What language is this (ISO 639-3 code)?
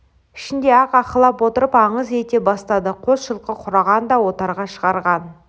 kaz